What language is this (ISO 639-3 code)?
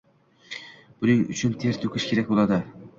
uzb